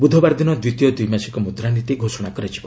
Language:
Odia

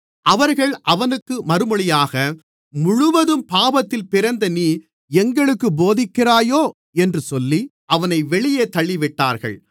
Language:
Tamil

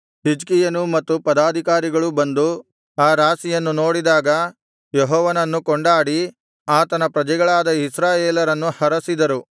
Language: Kannada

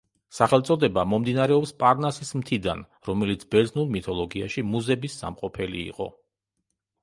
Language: Georgian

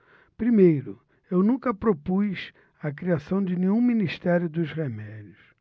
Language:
Portuguese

